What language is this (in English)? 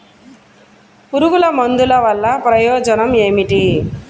Telugu